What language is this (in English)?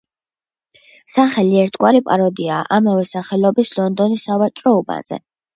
Georgian